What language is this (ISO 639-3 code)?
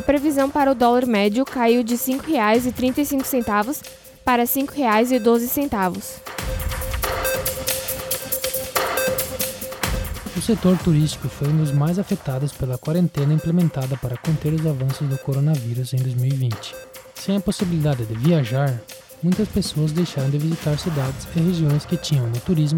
por